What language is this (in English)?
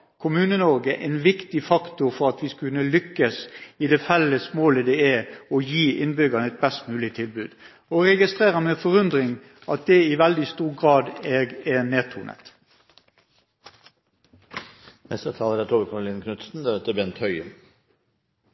Norwegian Bokmål